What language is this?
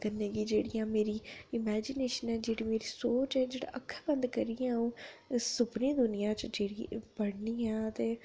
Dogri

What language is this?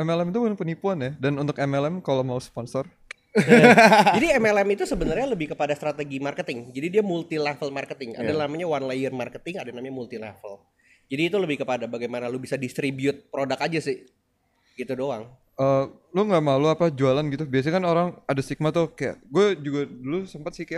Indonesian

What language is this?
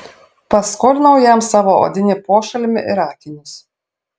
Lithuanian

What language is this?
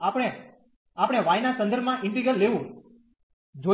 Gujarati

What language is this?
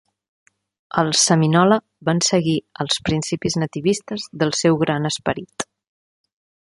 Catalan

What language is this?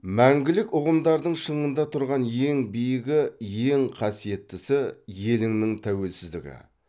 Kazakh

